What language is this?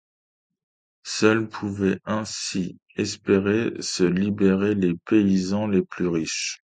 French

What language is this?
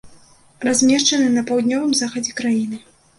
Belarusian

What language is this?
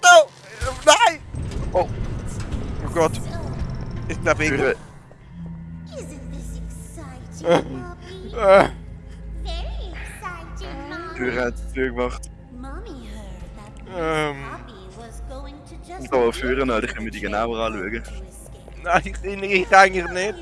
German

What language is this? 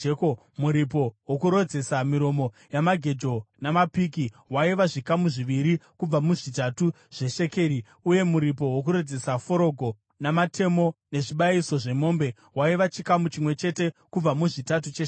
Shona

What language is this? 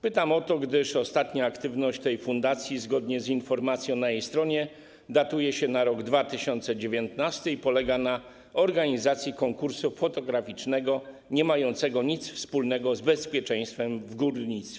Polish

